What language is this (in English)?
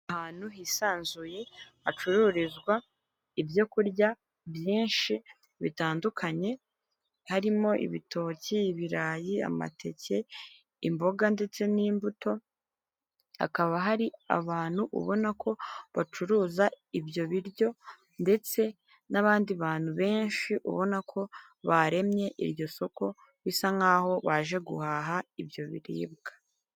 Kinyarwanda